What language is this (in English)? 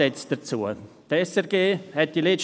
Swiss German